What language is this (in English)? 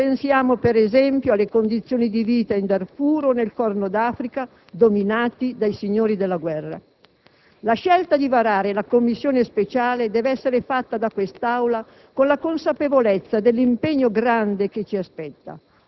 Italian